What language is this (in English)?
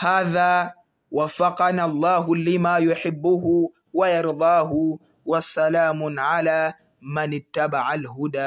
Swahili